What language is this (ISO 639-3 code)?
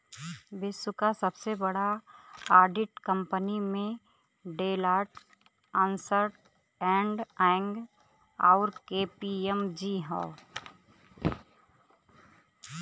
bho